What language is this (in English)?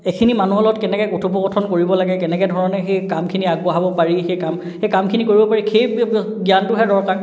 Assamese